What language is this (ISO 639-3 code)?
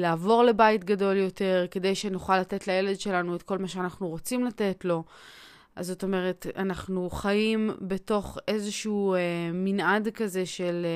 heb